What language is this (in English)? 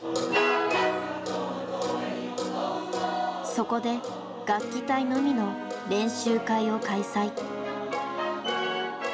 Japanese